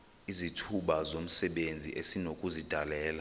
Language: Xhosa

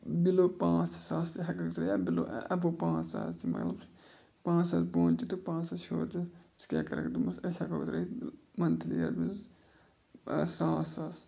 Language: Kashmiri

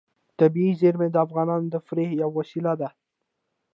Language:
Pashto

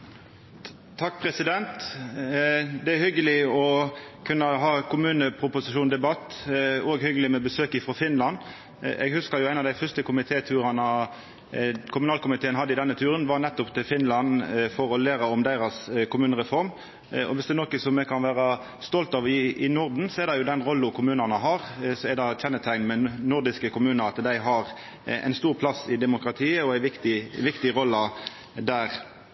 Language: Norwegian Nynorsk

